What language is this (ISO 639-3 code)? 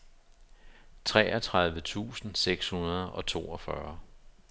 dan